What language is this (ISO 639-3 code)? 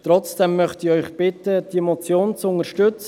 gsw